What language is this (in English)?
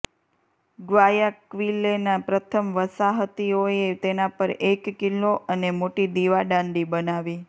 Gujarati